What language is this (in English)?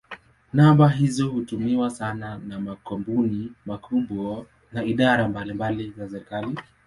Swahili